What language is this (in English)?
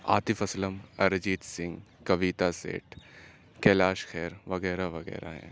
Urdu